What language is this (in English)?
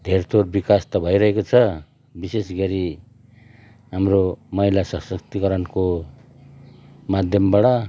Nepali